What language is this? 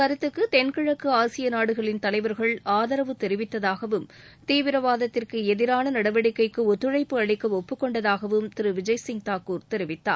Tamil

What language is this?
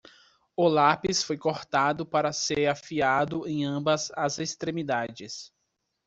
Portuguese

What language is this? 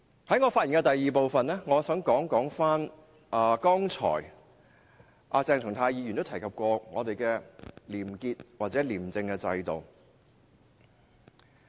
Cantonese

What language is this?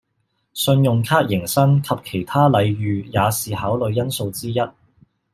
Cantonese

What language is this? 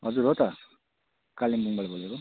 Nepali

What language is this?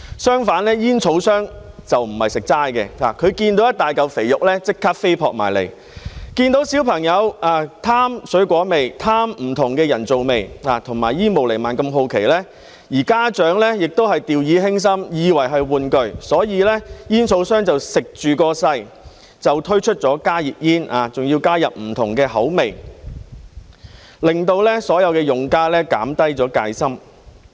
Cantonese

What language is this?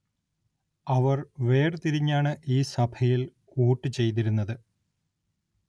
Malayalam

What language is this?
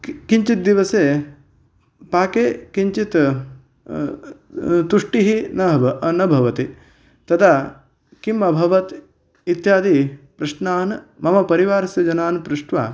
Sanskrit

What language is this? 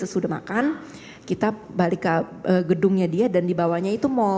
Indonesian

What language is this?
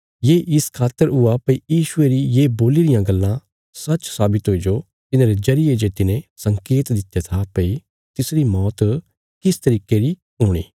Bilaspuri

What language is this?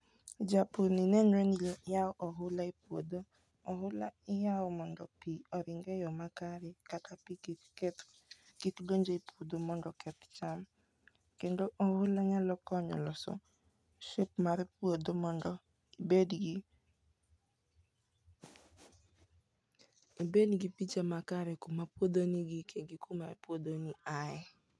Luo (Kenya and Tanzania)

